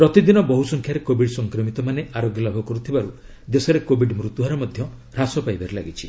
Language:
Odia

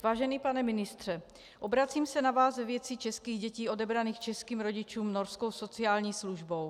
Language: Czech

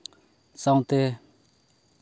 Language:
Santali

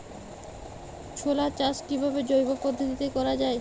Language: Bangla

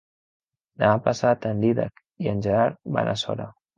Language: Catalan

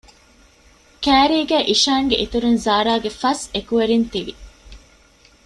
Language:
Divehi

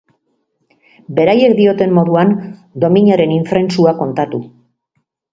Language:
Basque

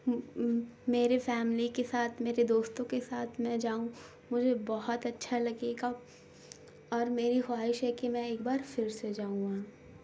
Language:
Urdu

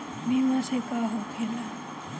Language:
Bhojpuri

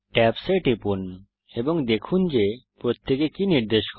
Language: Bangla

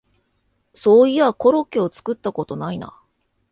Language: Japanese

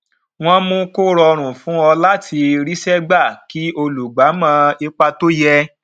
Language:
Yoruba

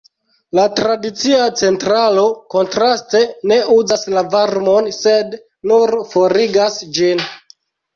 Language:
Esperanto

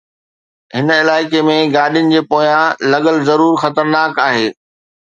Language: Sindhi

